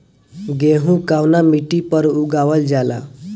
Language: Bhojpuri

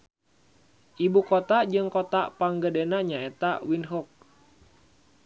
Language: Sundanese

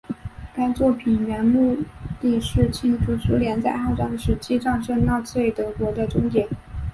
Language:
Chinese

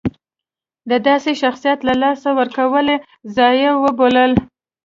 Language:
Pashto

